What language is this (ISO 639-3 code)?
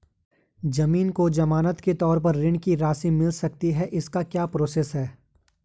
hin